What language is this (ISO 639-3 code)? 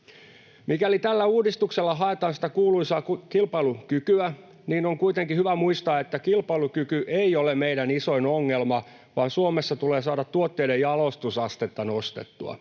fin